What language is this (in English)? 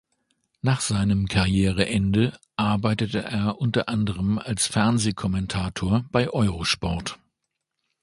German